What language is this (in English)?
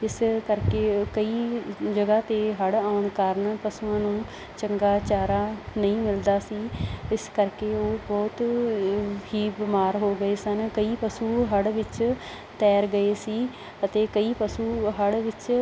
Punjabi